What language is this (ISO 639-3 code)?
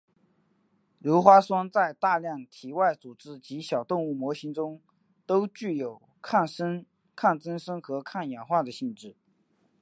zho